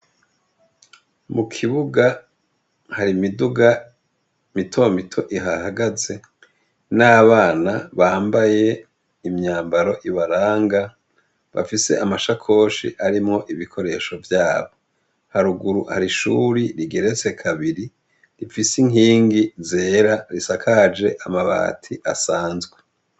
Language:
Rundi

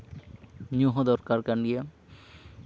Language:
Santali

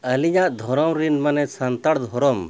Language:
Santali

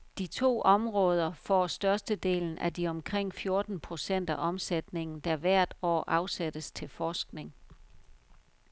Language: Danish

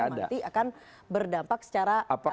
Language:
Indonesian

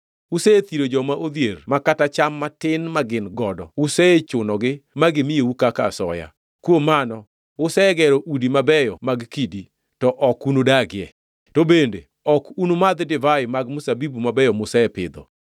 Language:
Luo (Kenya and Tanzania)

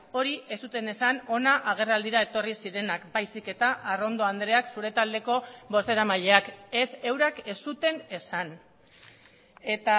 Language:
Basque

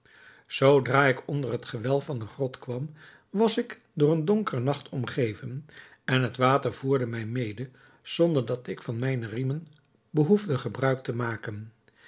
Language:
Dutch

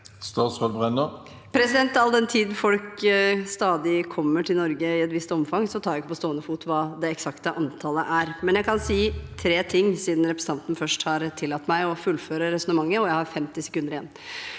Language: Norwegian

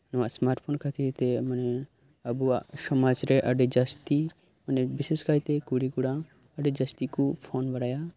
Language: Santali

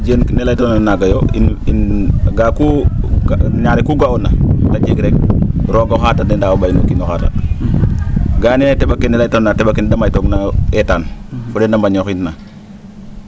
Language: Serer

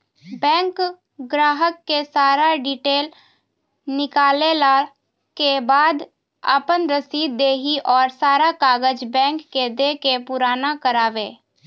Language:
Maithili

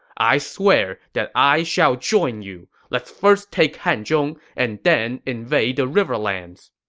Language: English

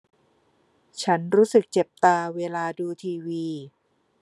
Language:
Thai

